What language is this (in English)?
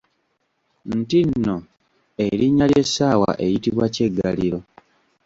Ganda